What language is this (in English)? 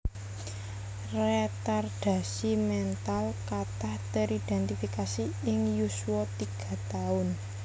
Javanese